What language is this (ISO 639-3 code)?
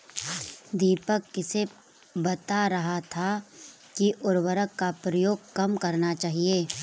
hin